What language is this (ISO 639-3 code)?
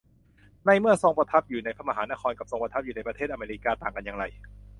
tha